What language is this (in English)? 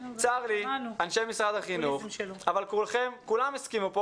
Hebrew